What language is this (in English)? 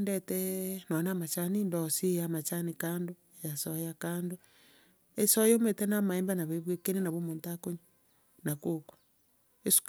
Gusii